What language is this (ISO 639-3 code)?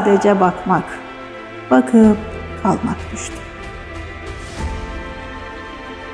tur